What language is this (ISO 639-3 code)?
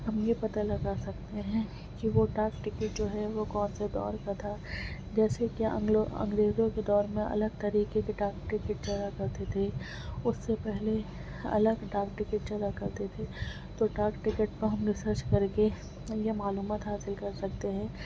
urd